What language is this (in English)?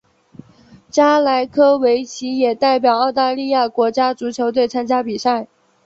Chinese